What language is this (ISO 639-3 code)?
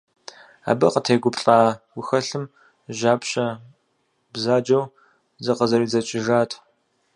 kbd